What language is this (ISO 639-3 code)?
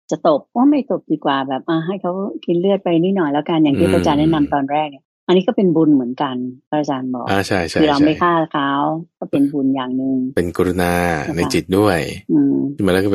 tha